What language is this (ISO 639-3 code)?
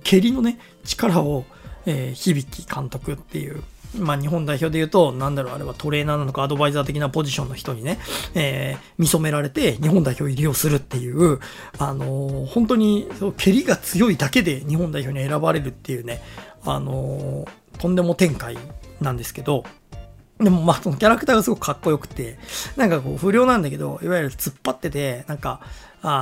jpn